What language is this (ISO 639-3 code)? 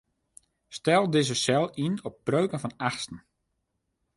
fry